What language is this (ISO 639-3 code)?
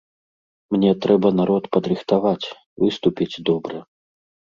bel